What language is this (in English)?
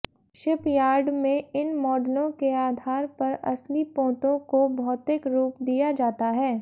Hindi